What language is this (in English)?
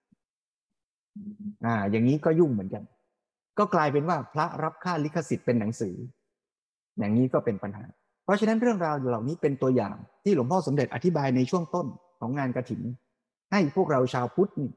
Thai